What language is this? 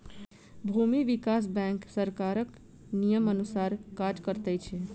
Maithili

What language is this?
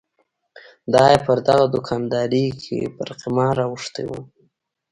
Pashto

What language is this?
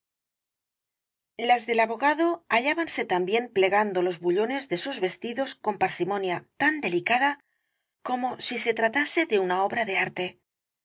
Spanish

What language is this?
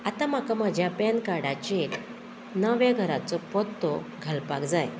Konkani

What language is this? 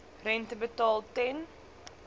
Afrikaans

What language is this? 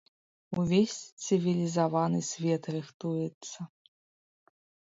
Belarusian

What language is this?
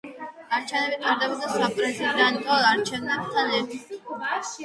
Georgian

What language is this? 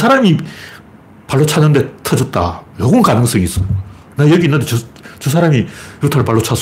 Korean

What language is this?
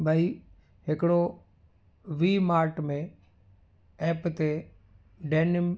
Sindhi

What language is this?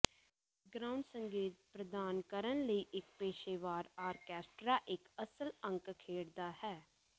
Punjabi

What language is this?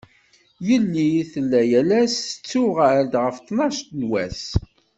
Kabyle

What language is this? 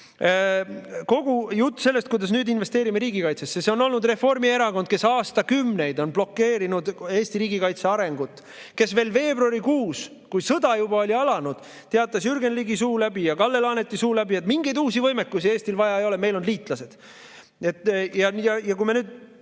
Estonian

